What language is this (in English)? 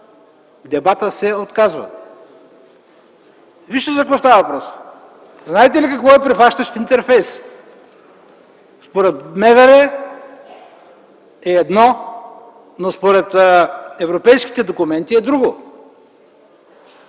Bulgarian